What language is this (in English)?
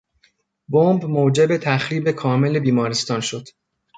Persian